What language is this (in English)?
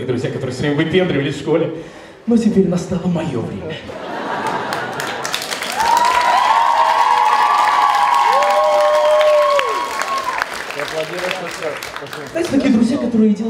Russian